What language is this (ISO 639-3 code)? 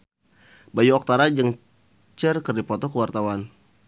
sun